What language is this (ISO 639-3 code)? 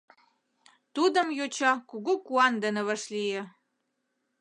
chm